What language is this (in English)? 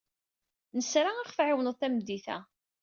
Kabyle